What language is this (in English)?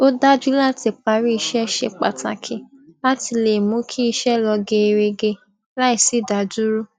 Yoruba